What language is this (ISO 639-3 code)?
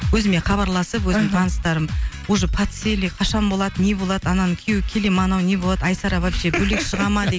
kaz